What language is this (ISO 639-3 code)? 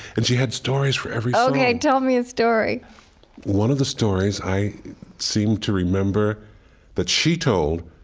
eng